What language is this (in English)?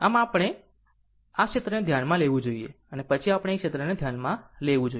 Gujarati